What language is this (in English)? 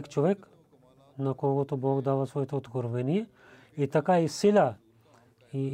Bulgarian